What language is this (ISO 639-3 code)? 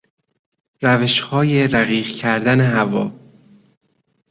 fas